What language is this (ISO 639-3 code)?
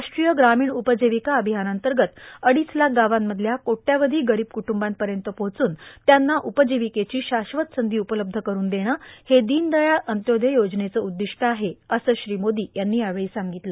mar